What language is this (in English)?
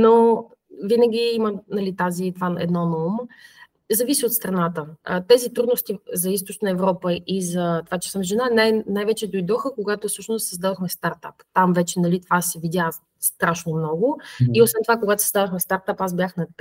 Bulgarian